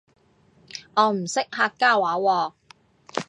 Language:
Cantonese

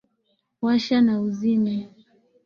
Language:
Swahili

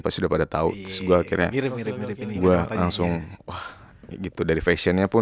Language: Indonesian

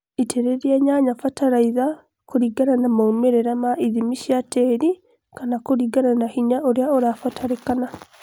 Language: Kikuyu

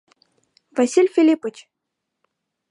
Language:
Mari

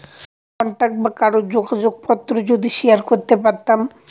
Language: Bangla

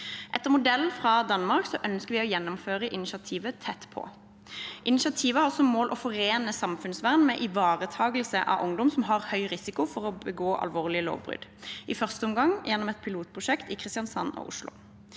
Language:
Norwegian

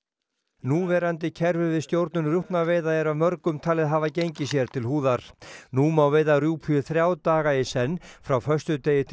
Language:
Icelandic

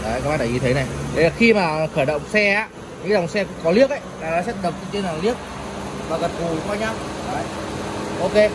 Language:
Vietnamese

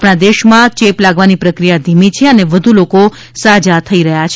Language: Gujarati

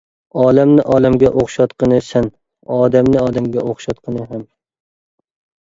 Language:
Uyghur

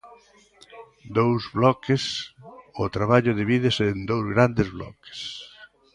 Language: Galician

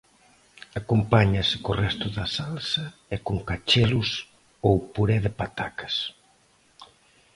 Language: Galician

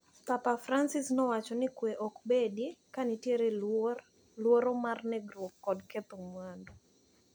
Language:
Luo (Kenya and Tanzania)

